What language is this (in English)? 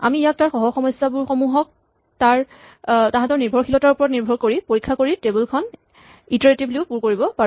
Assamese